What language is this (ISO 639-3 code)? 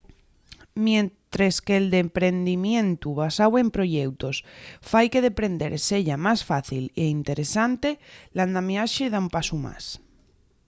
ast